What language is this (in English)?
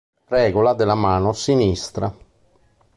Italian